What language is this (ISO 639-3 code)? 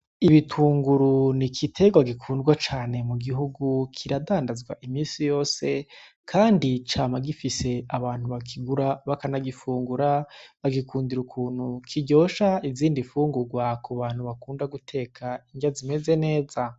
run